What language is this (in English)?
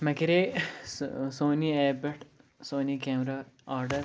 Kashmiri